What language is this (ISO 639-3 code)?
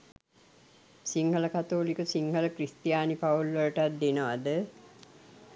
sin